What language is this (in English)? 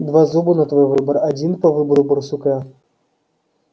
Russian